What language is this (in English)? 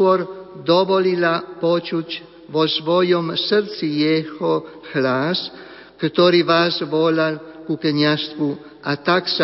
Slovak